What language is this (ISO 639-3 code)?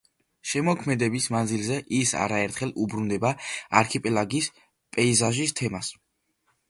kat